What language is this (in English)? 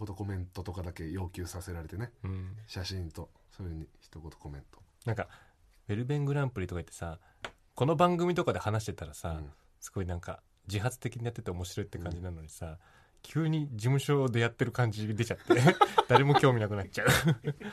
Japanese